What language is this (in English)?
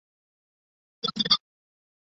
Chinese